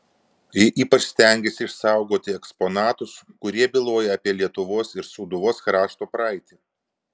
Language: Lithuanian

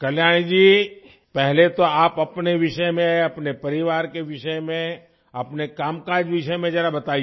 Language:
Hindi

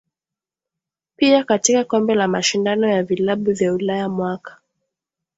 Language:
Swahili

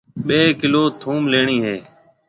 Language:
Marwari (Pakistan)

